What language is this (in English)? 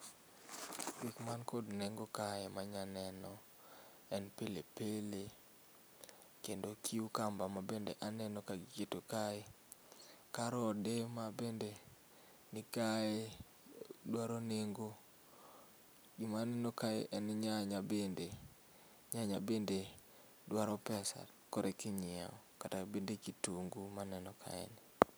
Luo (Kenya and Tanzania)